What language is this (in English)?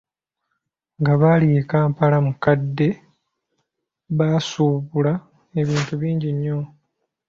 Ganda